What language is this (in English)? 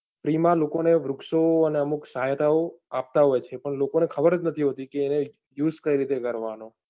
Gujarati